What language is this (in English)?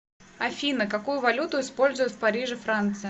Russian